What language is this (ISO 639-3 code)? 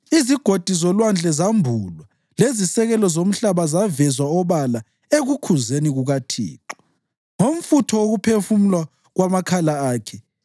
nde